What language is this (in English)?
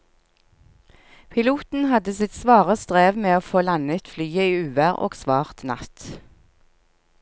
Norwegian